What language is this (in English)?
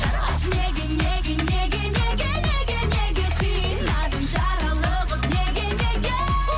Kazakh